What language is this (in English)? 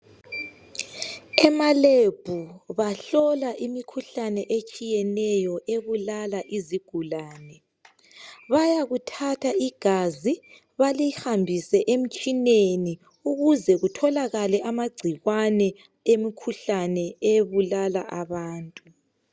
North Ndebele